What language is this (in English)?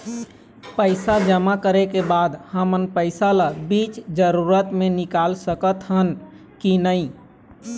Chhattisgarhi